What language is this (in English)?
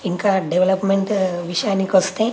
Telugu